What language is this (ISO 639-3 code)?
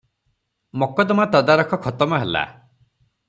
ori